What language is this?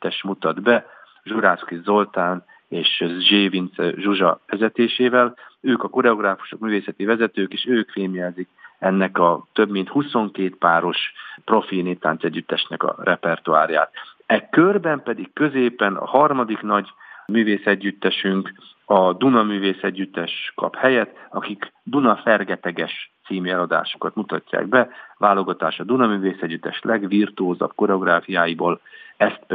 Hungarian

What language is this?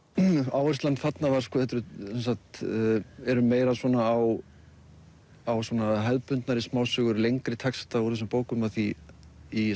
Icelandic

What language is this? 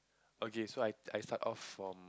English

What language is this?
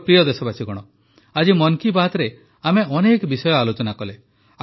Odia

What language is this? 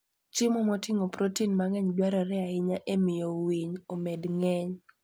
Luo (Kenya and Tanzania)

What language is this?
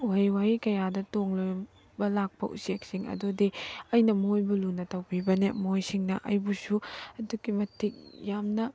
Manipuri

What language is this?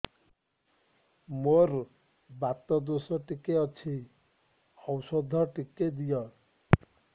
Odia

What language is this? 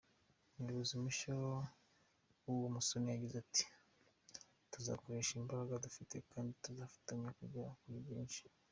Kinyarwanda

